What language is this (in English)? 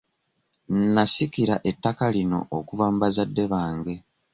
Ganda